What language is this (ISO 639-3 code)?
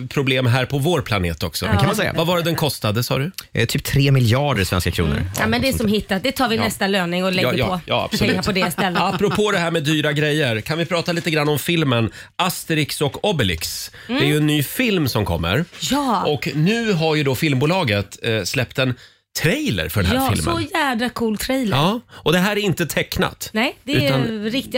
swe